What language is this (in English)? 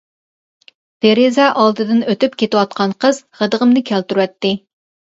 Uyghur